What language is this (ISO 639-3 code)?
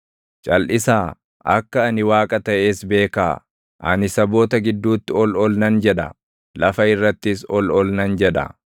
orm